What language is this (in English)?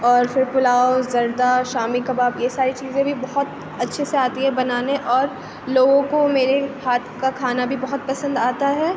Urdu